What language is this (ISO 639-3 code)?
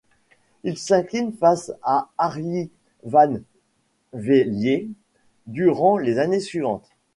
fra